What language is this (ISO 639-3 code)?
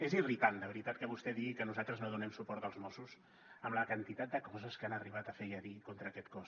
cat